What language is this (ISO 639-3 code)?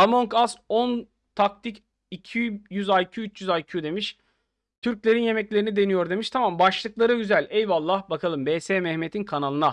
tur